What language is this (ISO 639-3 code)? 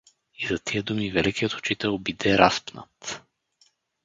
bul